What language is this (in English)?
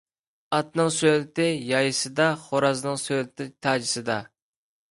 Uyghur